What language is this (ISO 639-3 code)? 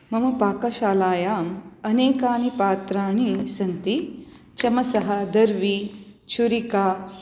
san